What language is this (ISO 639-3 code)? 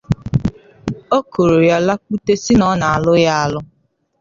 ibo